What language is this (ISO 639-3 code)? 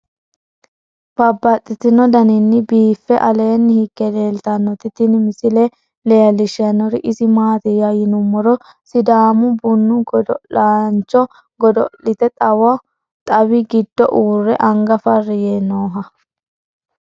sid